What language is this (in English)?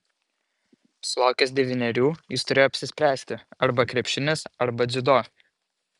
Lithuanian